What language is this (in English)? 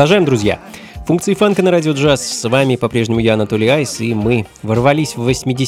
Russian